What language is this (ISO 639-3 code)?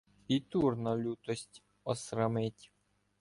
ukr